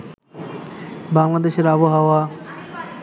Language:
Bangla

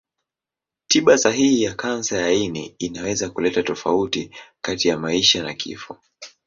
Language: Swahili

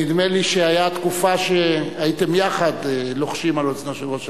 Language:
Hebrew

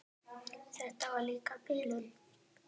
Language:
Icelandic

